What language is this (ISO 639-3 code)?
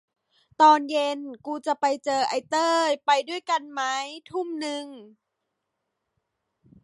tha